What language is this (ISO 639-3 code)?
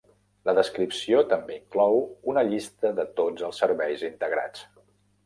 cat